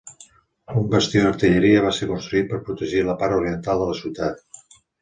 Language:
Catalan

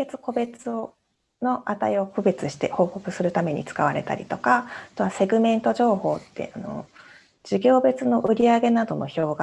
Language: Japanese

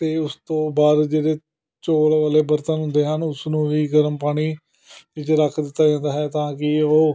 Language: Punjabi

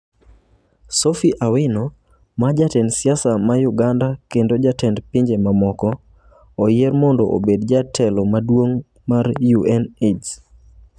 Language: Luo (Kenya and Tanzania)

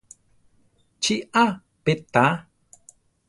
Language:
Central Tarahumara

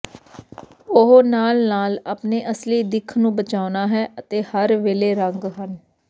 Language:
Punjabi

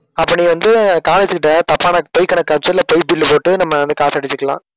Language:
Tamil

